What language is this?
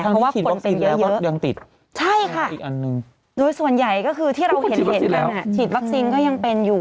Thai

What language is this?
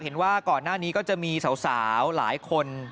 Thai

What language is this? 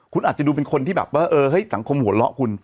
Thai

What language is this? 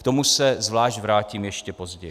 Czech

